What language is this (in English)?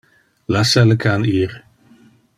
Interlingua